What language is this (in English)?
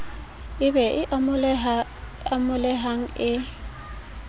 Southern Sotho